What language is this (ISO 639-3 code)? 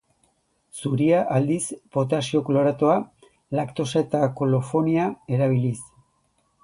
eus